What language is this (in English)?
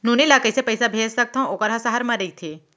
Chhattisgarhi